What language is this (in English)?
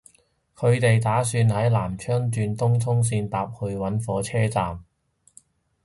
Cantonese